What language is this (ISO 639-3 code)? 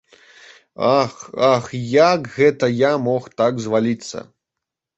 bel